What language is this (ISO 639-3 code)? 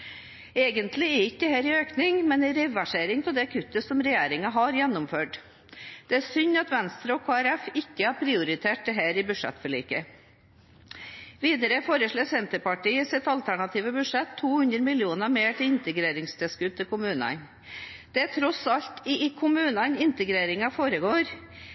nob